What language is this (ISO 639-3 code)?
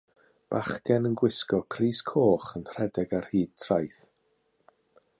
cym